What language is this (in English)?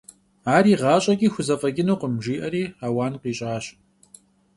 Kabardian